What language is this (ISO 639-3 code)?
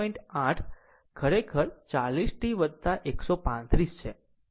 guj